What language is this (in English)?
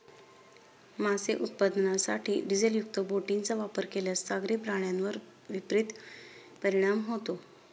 Marathi